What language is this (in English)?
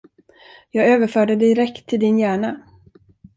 Swedish